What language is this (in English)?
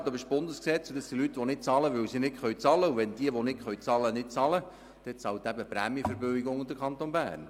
Swiss German